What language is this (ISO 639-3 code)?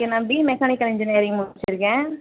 tam